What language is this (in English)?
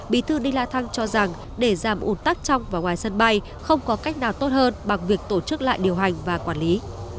Vietnamese